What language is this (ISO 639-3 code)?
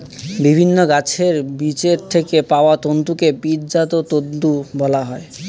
ben